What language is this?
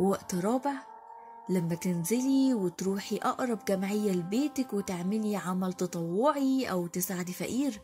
Arabic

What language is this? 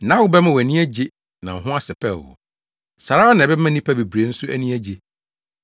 Akan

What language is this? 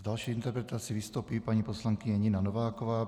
Czech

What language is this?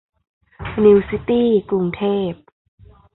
Thai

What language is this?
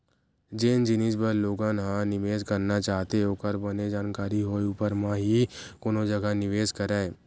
Chhattisgarhi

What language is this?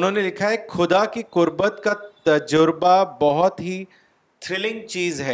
Urdu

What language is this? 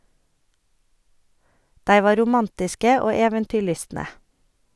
Norwegian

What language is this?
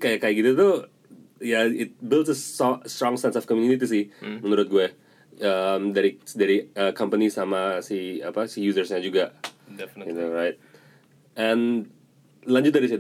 Indonesian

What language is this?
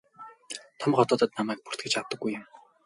Mongolian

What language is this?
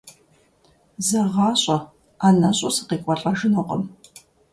Kabardian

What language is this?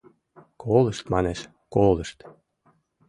Mari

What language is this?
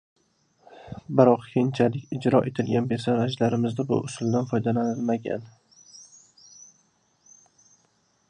Uzbek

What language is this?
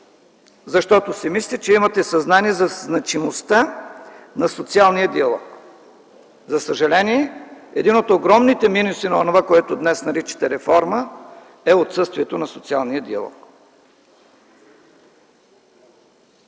Bulgarian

